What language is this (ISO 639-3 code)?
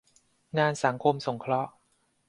tha